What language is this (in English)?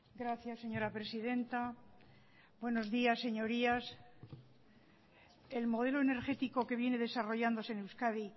Spanish